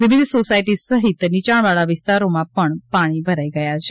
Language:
Gujarati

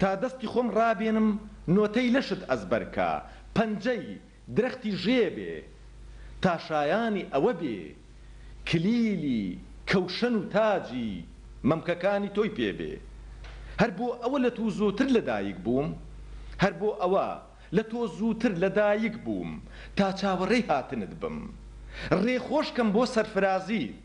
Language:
Arabic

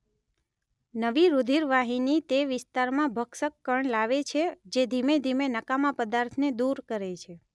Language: Gujarati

